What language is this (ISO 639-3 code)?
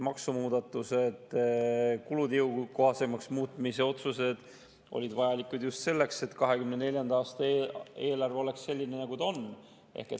est